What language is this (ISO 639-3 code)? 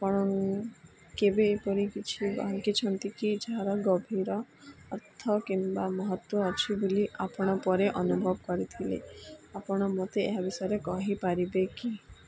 ori